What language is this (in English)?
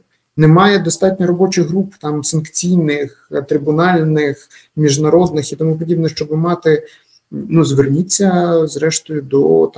Ukrainian